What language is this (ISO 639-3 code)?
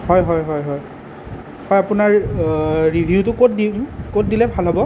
asm